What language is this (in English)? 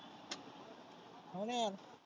Marathi